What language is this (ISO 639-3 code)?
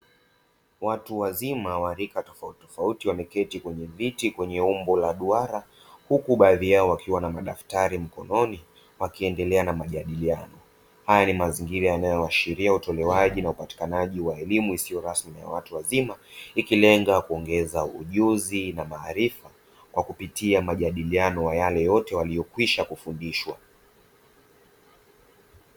swa